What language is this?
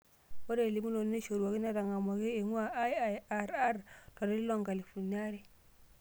Masai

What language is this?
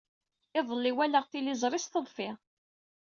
Kabyle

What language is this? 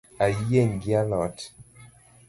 Luo (Kenya and Tanzania)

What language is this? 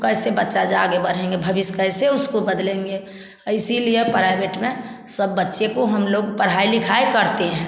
Hindi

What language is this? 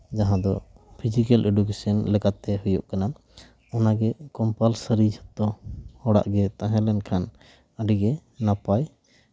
Santali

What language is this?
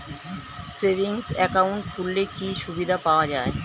Bangla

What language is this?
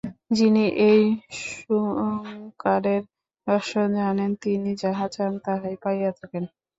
Bangla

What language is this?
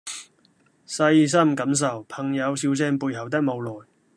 Cantonese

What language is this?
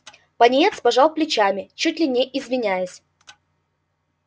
Russian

